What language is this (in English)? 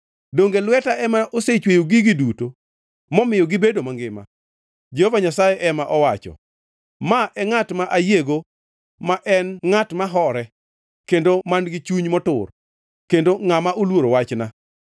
Luo (Kenya and Tanzania)